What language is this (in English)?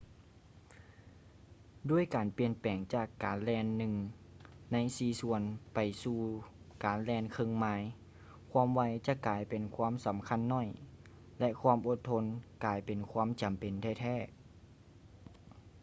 Lao